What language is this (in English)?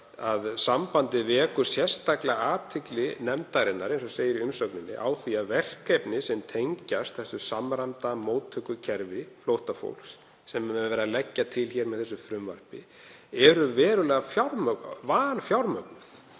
Icelandic